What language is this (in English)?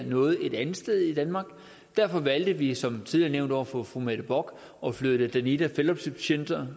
Danish